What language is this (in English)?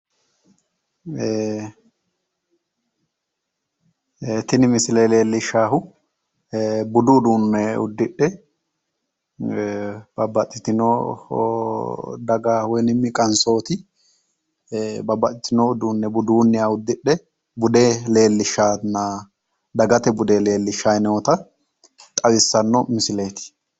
Sidamo